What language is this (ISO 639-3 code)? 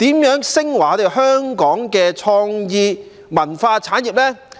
yue